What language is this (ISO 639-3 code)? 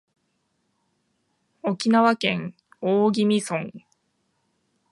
jpn